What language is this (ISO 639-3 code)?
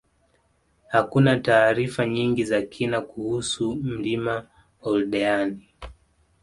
swa